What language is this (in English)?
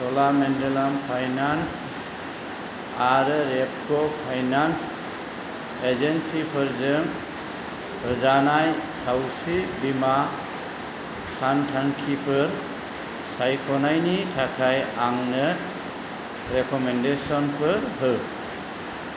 Bodo